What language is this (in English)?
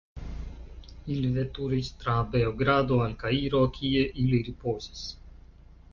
Esperanto